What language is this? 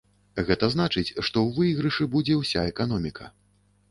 Belarusian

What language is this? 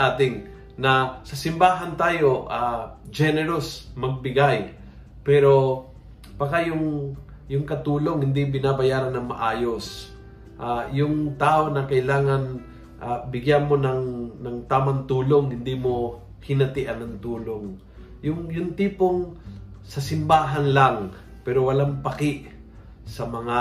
Filipino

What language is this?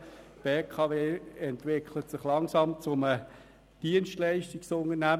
Swiss German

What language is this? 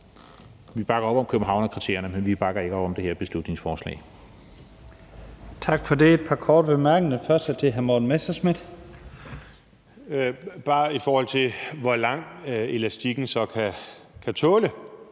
Danish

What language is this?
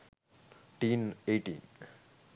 Sinhala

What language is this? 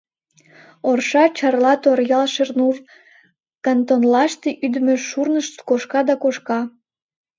Mari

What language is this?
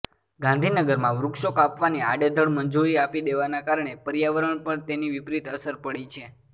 Gujarati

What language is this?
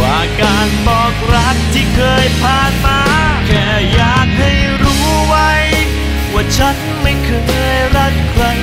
Thai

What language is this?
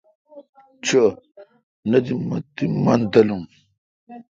Kalkoti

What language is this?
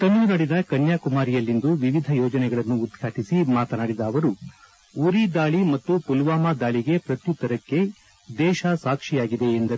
Kannada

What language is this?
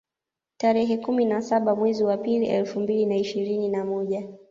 Swahili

